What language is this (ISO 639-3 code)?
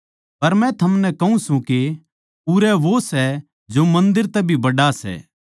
bgc